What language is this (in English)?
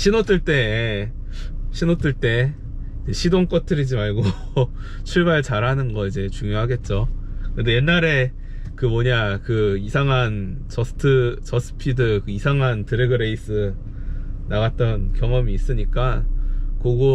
Korean